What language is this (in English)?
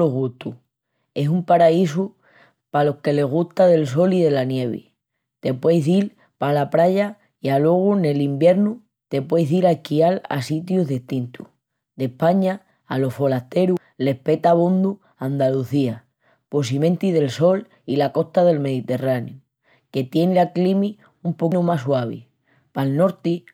Extremaduran